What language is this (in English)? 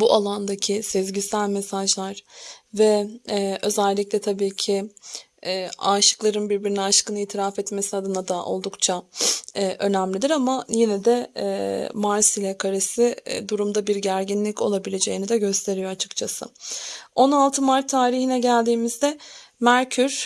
Turkish